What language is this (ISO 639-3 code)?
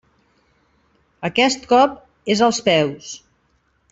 cat